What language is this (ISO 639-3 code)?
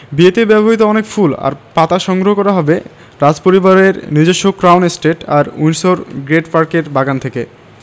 ben